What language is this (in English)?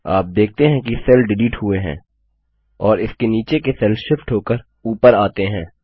Hindi